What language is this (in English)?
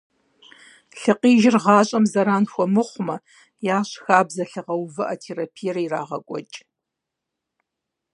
Kabardian